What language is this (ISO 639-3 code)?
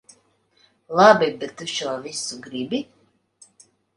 lav